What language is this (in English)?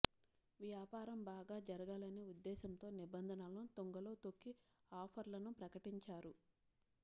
Telugu